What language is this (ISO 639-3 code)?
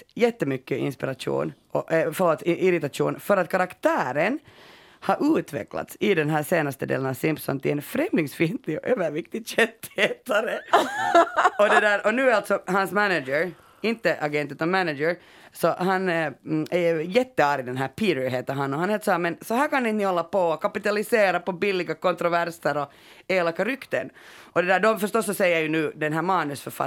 swe